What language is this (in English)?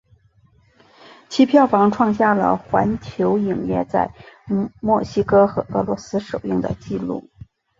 Chinese